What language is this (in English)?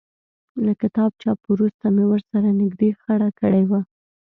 Pashto